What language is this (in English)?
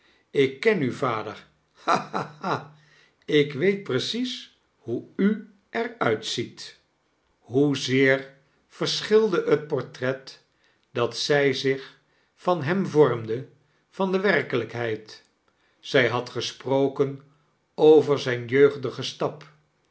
Dutch